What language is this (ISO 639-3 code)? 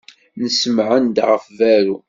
kab